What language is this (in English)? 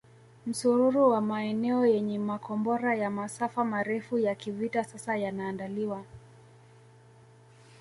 Swahili